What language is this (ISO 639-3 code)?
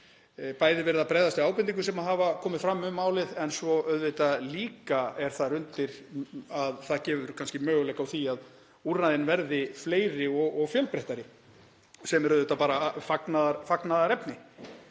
isl